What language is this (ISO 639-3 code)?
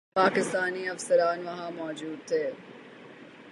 urd